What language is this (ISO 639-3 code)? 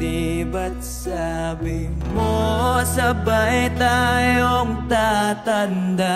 fil